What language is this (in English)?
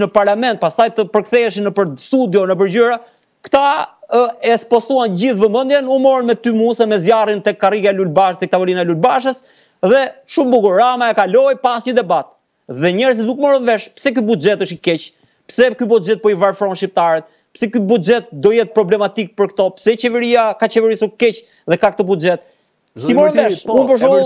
Romanian